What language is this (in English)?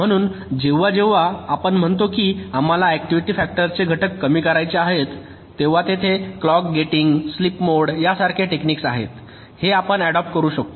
Marathi